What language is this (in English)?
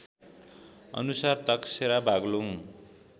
Nepali